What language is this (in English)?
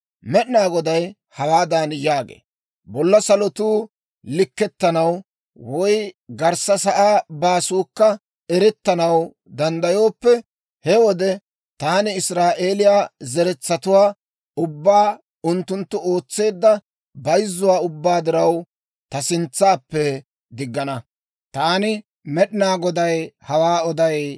Dawro